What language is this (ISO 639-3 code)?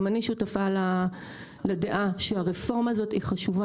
heb